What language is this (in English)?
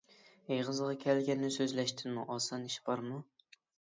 Uyghur